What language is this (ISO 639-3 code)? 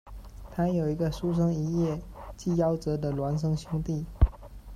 zho